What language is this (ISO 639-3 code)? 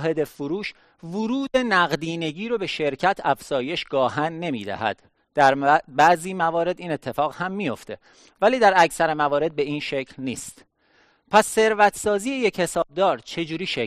fas